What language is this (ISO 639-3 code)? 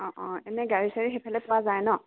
asm